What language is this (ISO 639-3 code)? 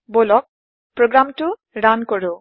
asm